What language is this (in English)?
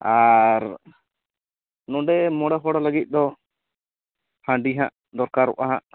Santali